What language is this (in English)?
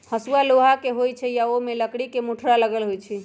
Magahi